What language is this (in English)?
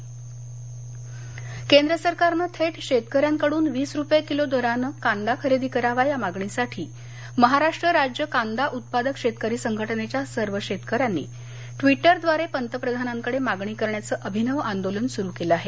Marathi